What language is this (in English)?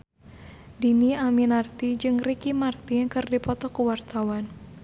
Sundanese